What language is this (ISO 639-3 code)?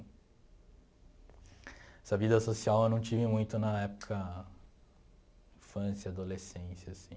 por